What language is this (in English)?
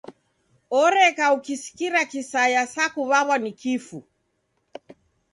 Taita